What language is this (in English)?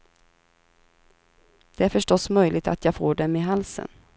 Swedish